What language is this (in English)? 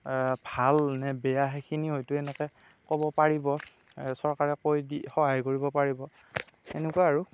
Assamese